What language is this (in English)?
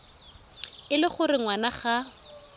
Tswana